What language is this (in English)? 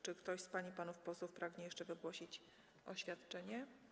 Polish